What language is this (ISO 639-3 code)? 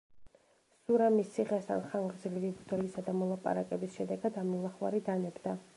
kat